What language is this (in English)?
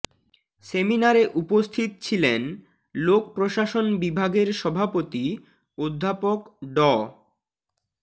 Bangla